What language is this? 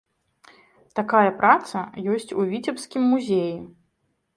Belarusian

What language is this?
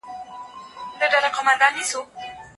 Pashto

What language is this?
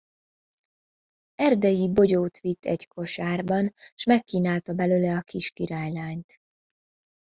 Hungarian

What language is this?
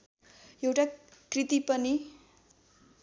Nepali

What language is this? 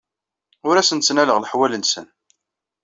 Kabyle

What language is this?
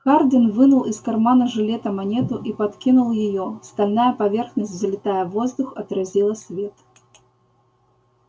Russian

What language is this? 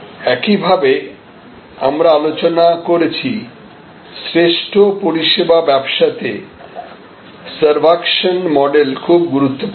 Bangla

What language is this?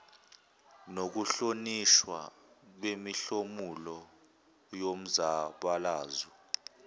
Zulu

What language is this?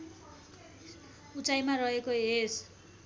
Nepali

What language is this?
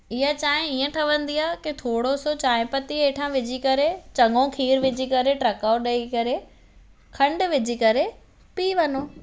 Sindhi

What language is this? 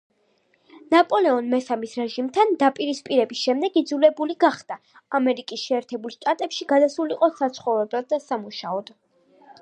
Georgian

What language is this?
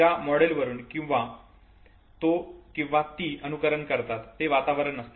Marathi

